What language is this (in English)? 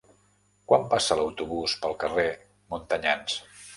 Catalan